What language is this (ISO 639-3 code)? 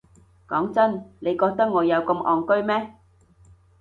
yue